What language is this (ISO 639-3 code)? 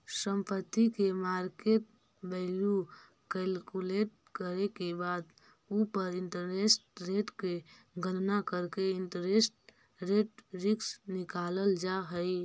mag